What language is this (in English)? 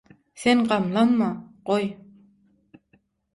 Turkmen